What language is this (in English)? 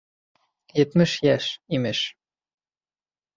Bashkir